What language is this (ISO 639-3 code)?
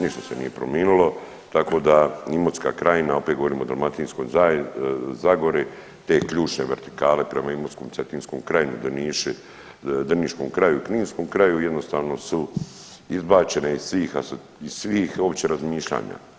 hrv